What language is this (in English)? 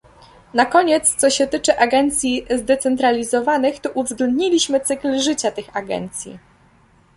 Polish